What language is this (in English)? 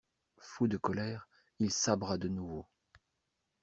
French